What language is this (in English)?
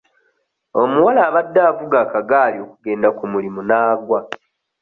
Ganda